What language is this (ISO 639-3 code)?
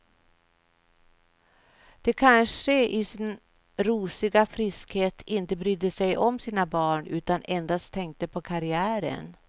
swe